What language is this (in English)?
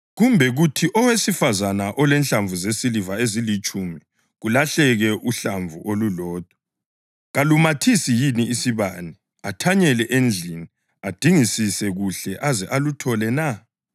North Ndebele